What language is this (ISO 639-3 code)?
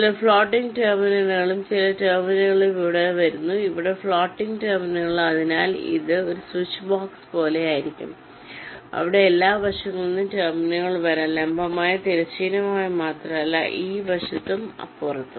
mal